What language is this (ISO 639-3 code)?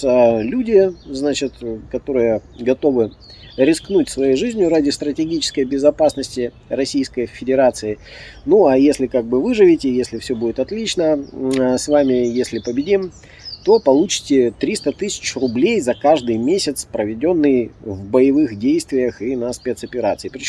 rus